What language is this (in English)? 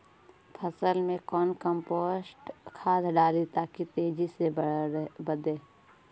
Magahi